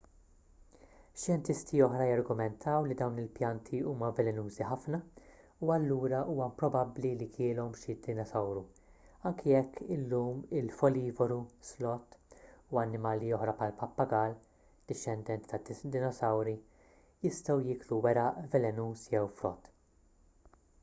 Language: Maltese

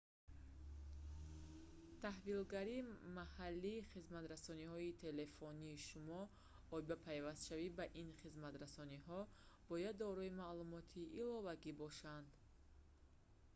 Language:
Tajik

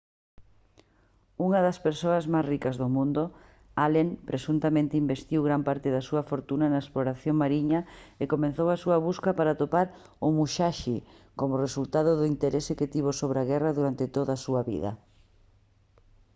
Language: Galician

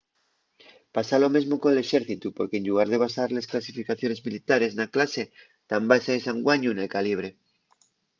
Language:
Asturian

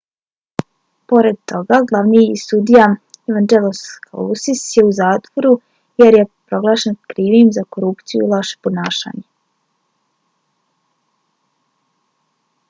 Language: Bosnian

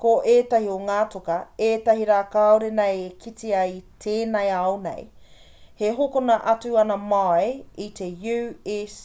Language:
Māori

